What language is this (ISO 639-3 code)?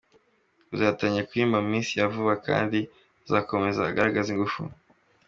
kin